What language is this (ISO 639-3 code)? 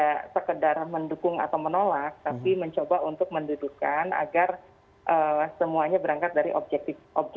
ind